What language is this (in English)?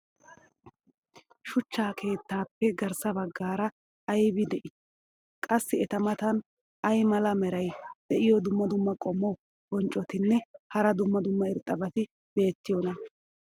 Wolaytta